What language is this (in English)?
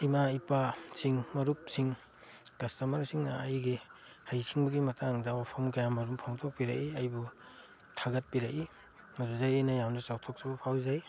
Manipuri